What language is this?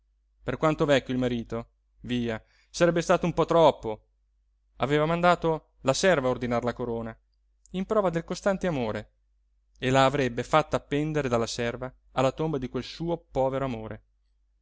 Italian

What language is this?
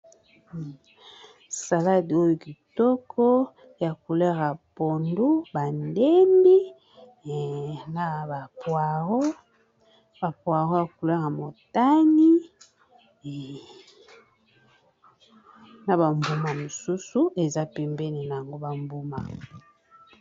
Lingala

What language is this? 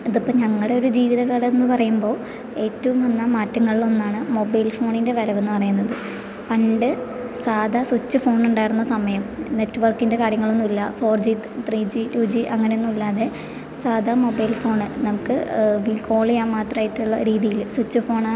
Malayalam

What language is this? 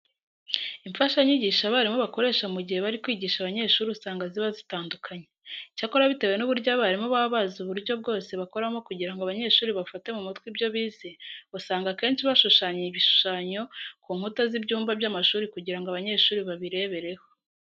Kinyarwanda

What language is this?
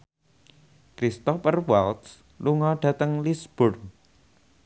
Javanese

